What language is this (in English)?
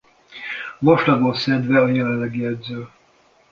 Hungarian